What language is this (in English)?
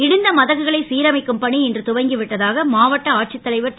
Tamil